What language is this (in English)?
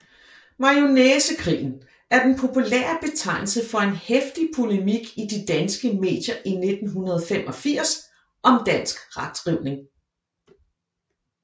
Danish